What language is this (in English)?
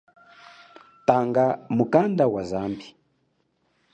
Chokwe